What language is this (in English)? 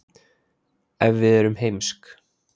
Icelandic